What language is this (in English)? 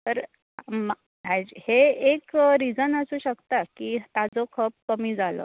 Konkani